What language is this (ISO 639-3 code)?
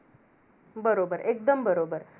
mar